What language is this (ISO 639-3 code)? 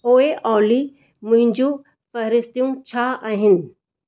snd